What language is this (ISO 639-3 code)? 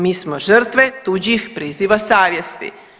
hrv